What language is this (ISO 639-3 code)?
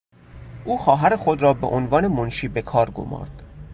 fas